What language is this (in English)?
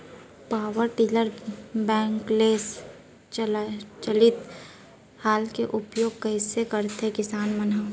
Chhattisgarhi